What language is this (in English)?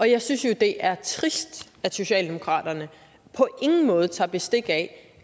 Danish